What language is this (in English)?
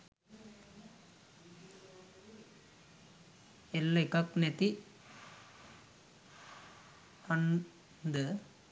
Sinhala